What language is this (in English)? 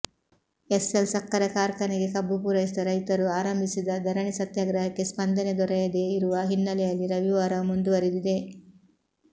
Kannada